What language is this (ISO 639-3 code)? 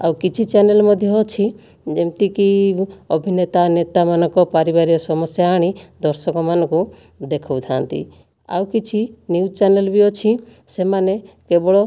ori